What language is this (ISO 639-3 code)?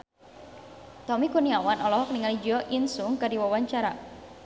sun